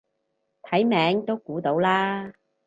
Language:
Cantonese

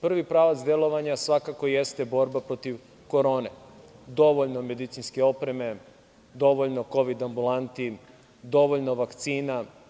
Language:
Serbian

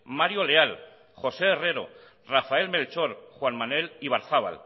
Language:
Basque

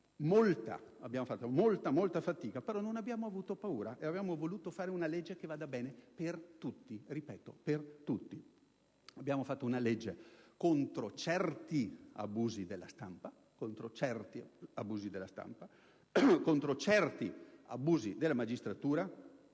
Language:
Italian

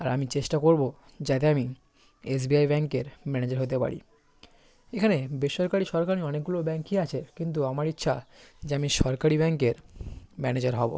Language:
Bangla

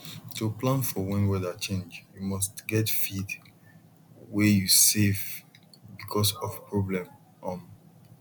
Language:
Nigerian Pidgin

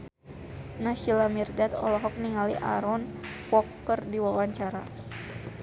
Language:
Sundanese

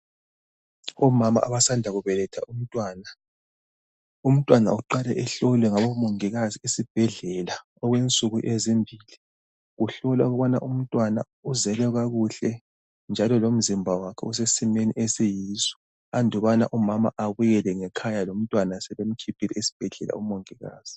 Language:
North Ndebele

